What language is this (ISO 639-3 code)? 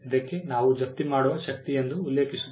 kan